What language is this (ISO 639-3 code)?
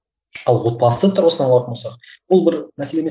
kaz